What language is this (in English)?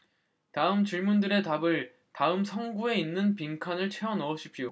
Korean